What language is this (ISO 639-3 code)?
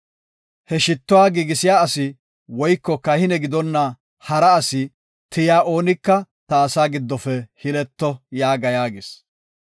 gof